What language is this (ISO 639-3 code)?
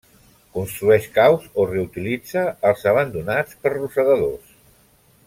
cat